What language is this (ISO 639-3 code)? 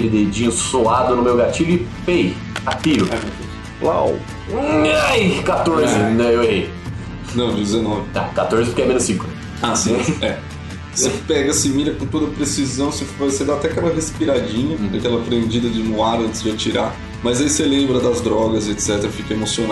por